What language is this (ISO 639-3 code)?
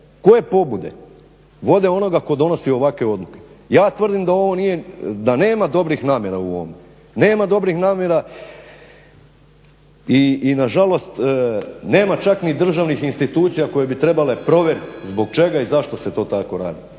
hrv